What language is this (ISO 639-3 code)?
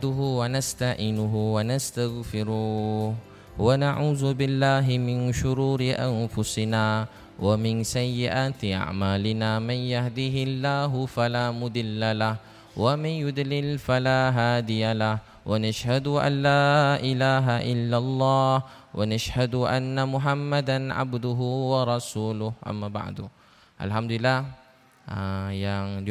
msa